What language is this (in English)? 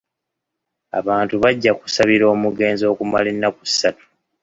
Ganda